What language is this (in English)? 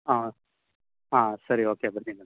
Kannada